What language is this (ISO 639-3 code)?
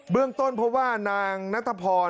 tha